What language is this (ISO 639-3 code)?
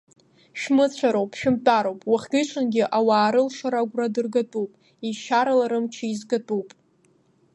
abk